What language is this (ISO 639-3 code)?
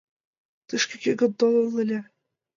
chm